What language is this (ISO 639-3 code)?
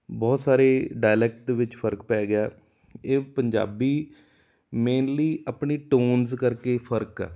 pan